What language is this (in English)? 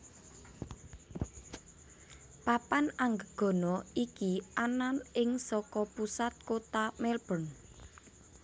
Javanese